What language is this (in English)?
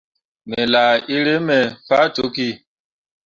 Mundang